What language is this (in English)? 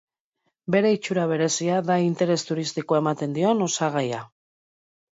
Basque